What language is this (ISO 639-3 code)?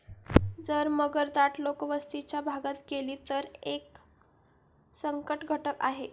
mar